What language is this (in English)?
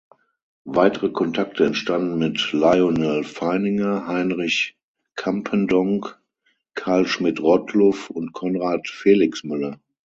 German